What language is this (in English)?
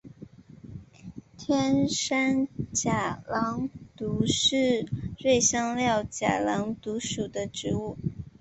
Chinese